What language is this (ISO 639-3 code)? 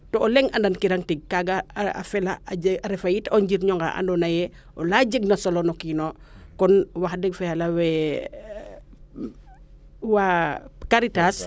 srr